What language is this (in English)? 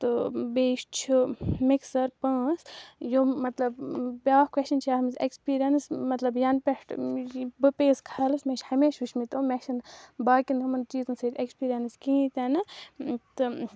Kashmiri